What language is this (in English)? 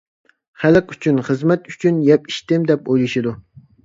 Uyghur